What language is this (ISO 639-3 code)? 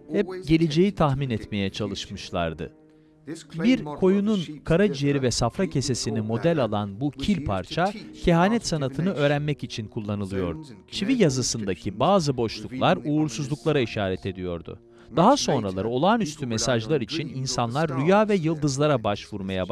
tur